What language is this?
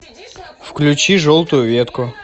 Russian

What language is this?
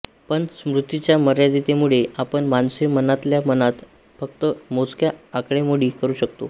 Marathi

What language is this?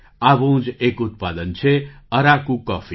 Gujarati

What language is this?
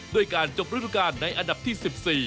Thai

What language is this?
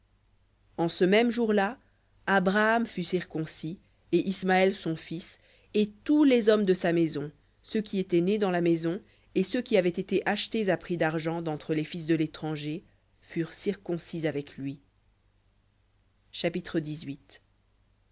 French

